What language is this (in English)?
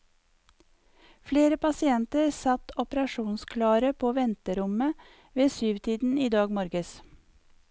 Norwegian